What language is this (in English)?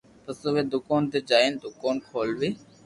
Loarki